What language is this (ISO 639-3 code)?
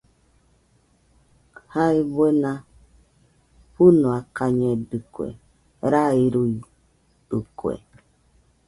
hux